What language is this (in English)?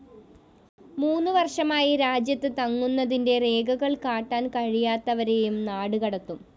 Malayalam